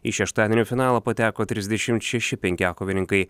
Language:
Lithuanian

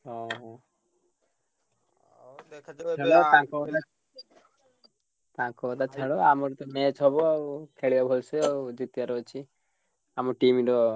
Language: Odia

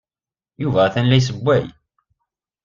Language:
Kabyle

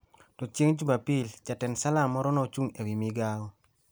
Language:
Luo (Kenya and Tanzania)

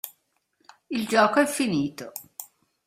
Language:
Italian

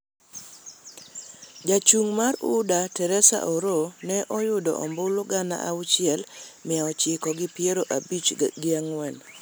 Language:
Luo (Kenya and Tanzania)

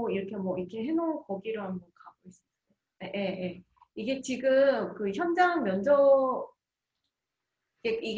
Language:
Korean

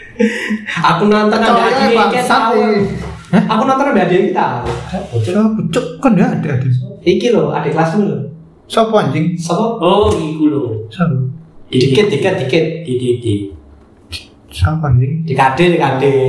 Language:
Indonesian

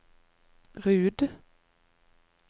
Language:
Norwegian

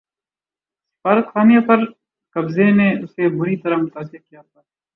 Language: Urdu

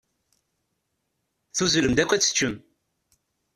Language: Kabyle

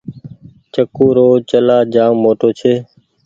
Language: Goaria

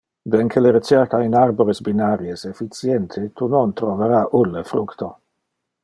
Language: Interlingua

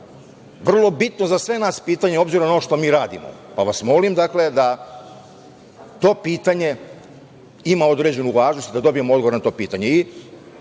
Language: Serbian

